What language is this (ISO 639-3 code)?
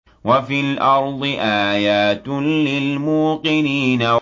ara